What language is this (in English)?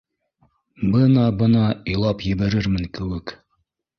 Bashkir